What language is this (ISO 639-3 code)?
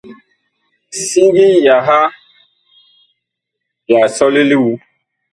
bkh